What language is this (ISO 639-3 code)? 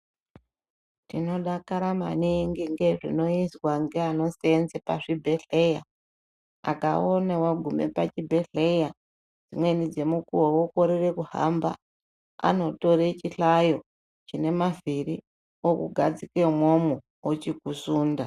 ndc